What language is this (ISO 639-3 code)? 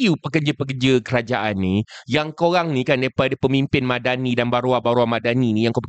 msa